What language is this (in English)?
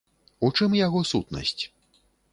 Belarusian